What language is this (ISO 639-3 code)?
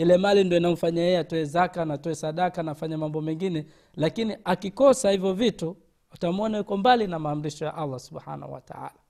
swa